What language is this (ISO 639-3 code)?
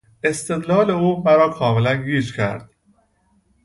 fas